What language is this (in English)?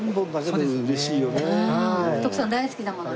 Japanese